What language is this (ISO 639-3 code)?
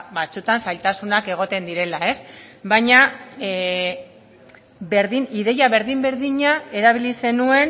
eus